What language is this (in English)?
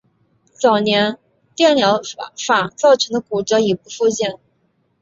Chinese